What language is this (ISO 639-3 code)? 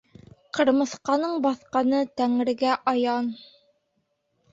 bak